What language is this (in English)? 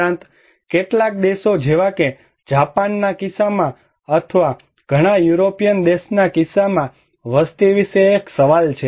Gujarati